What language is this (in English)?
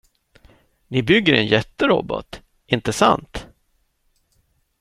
Swedish